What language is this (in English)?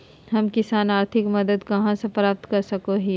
Magahi